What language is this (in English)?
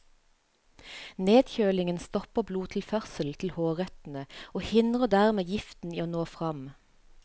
Norwegian